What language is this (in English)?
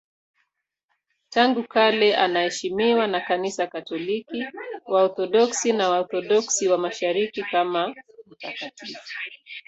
Swahili